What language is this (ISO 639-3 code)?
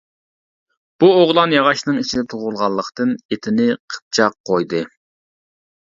uig